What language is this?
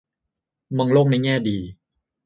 Thai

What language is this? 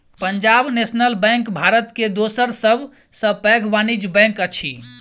Maithili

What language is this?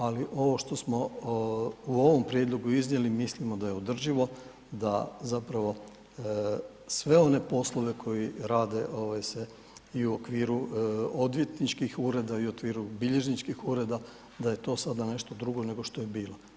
Croatian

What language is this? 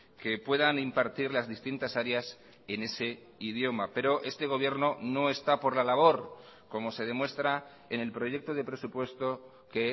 Spanish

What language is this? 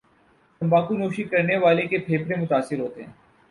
Urdu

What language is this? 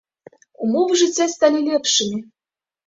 Belarusian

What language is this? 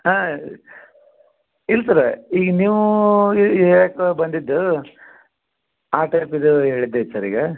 Kannada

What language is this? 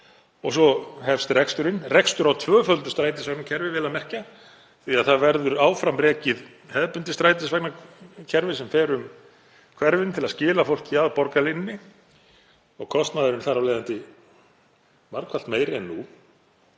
Icelandic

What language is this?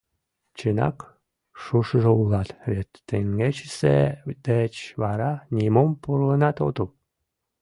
Mari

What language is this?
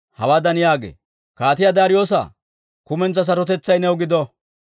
Dawro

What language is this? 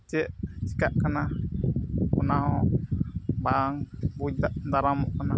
Santali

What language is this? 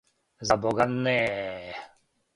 Serbian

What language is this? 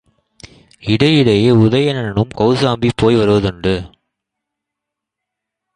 Tamil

